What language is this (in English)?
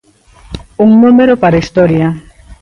Galician